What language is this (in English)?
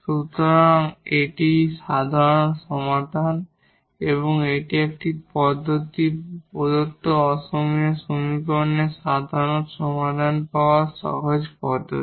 Bangla